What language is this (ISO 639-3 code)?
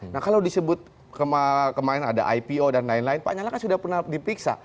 ind